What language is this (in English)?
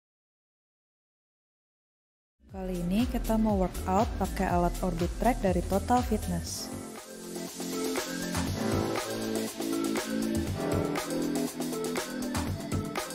Indonesian